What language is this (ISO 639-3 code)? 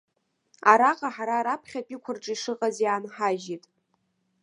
abk